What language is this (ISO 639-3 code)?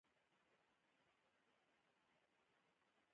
pus